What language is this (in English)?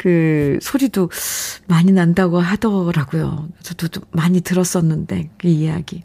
Korean